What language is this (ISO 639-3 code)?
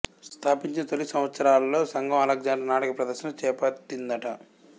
tel